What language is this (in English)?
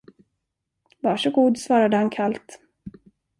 Swedish